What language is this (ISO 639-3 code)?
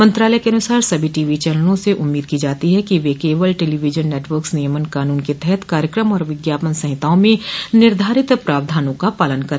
hin